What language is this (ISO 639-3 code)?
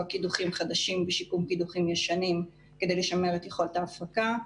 heb